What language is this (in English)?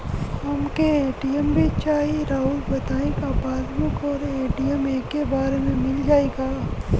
Bhojpuri